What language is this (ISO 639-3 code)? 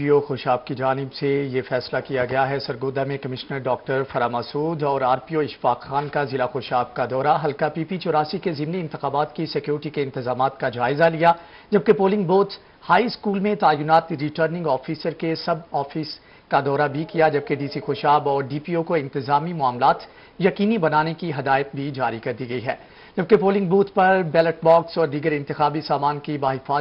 hin